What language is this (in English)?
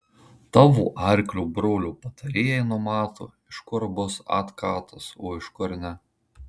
Lithuanian